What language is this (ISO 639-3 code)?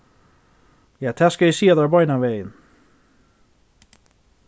fao